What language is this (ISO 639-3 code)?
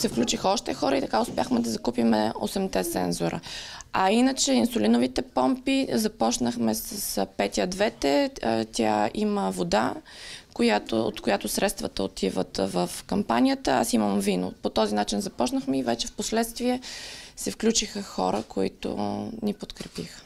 bul